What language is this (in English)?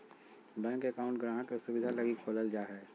Magahi